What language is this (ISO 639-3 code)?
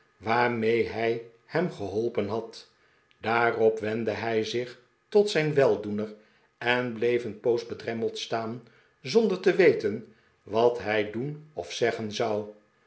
nld